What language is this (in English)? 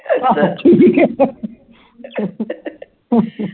Punjabi